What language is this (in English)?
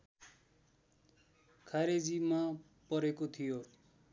Nepali